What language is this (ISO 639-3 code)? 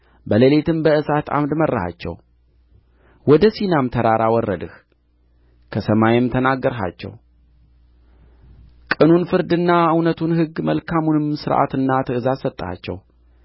amh